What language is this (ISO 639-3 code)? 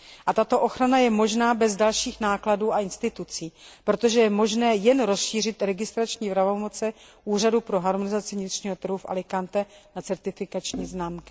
ces